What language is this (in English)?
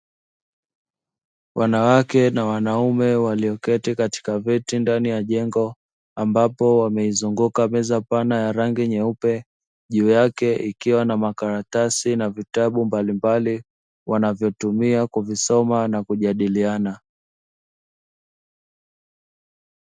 Swahili